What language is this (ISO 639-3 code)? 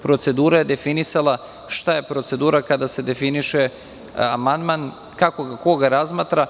srp